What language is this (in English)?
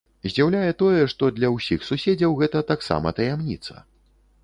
Belarusian